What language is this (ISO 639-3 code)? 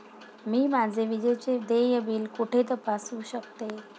mar